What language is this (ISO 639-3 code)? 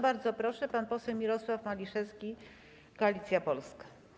pol